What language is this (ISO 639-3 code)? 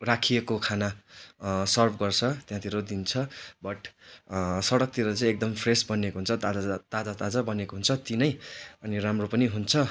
nep